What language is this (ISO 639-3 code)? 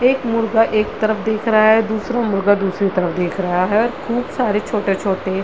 hin